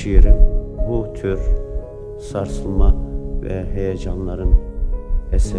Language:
Turkish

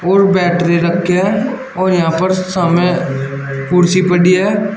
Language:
Hindi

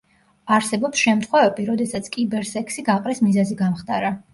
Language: Georgian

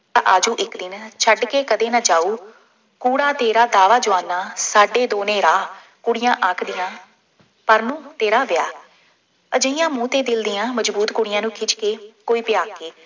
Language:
Punjabi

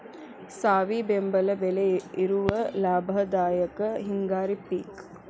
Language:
Kannada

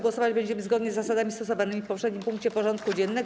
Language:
Polish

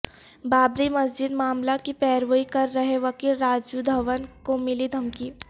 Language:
Urdu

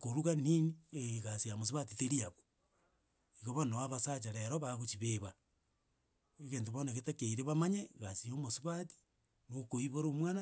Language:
Gusii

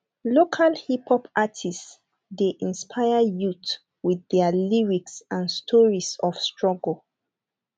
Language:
Nigerian Pidgin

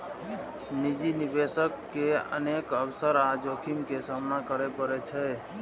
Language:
Maithili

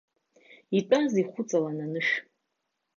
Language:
Abkhazian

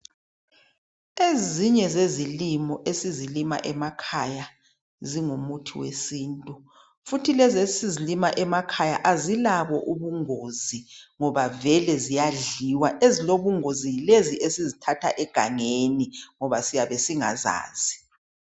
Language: North Ndebele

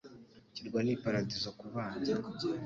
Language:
Kinyarwanda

